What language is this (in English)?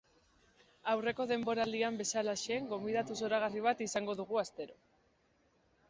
Basque